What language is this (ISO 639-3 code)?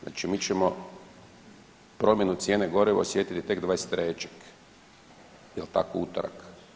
hrv